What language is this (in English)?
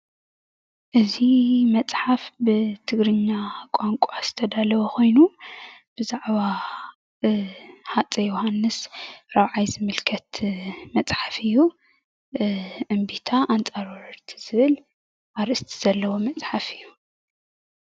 Tigrinya